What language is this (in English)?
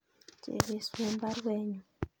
Kalenjin